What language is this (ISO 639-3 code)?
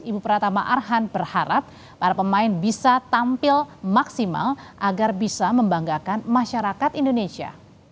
ind